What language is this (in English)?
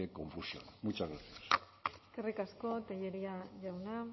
Basque